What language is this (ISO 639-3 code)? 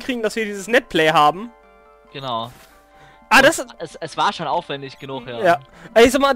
deu